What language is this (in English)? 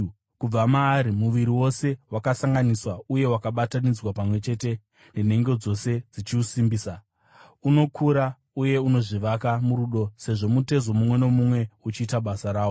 Shona